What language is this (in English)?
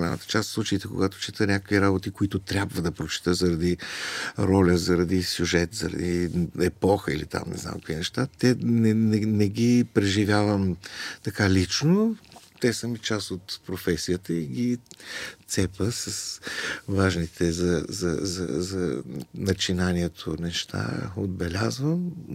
Bulgarian